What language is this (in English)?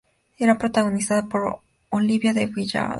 Spanish